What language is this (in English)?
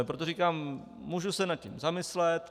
Czech